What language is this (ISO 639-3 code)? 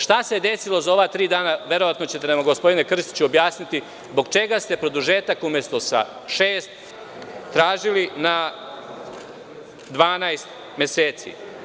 srp